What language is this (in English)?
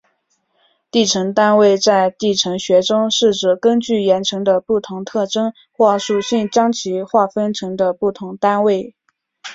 Chinese